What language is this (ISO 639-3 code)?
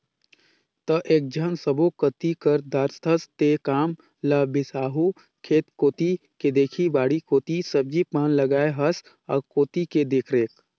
hne